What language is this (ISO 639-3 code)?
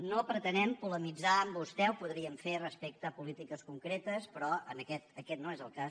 cat